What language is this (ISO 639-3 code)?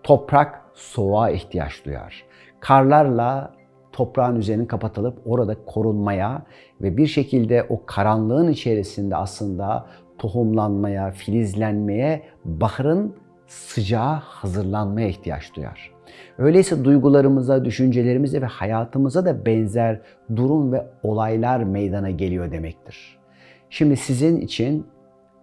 tur